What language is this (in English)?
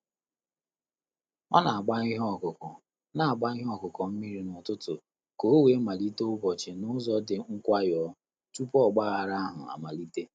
Igbo